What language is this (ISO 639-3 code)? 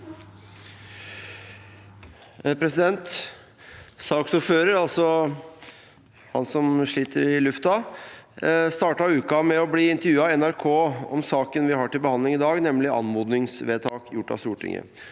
nor